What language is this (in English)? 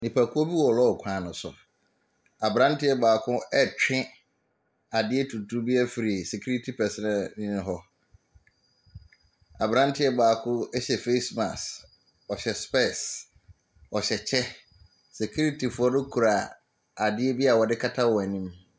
Akan